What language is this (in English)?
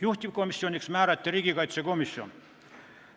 Estonian